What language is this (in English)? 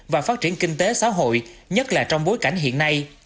Vietnamese